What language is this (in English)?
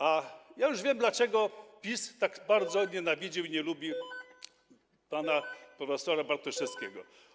Polish